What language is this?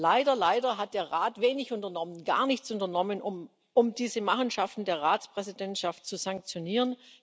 German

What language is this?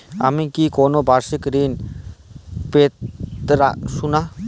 Bangla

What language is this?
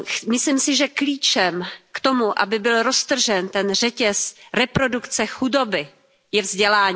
Czech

